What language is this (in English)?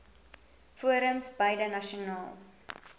Afrikaans